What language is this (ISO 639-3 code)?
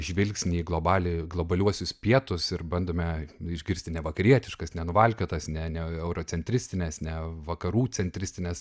lit